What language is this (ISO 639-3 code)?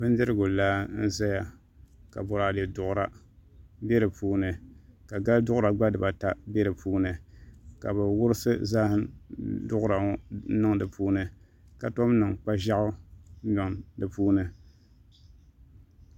dag